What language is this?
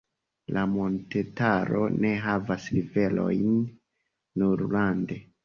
Esperanto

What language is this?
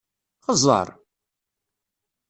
Kabyle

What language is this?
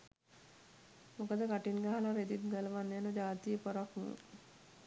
Sinhala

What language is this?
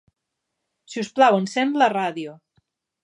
Catalan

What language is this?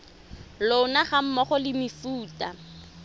Tswana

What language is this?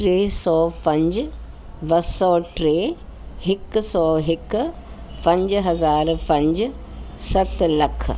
Sindhi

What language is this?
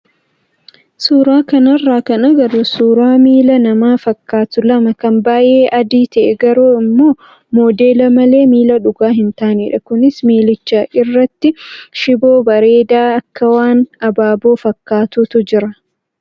Oromo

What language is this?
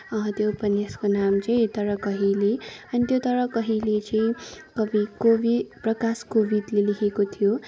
Nepali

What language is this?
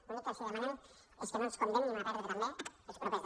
Catalan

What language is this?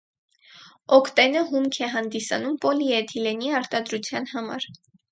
Armenian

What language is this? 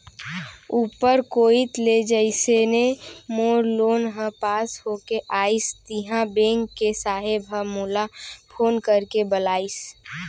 Chhattisgarhi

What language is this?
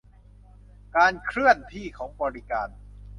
Thai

